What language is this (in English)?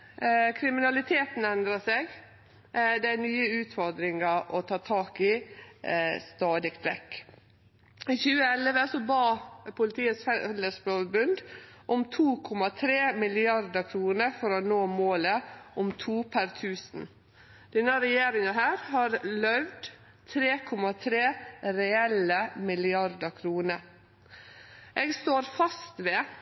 Norwegian Nynorsk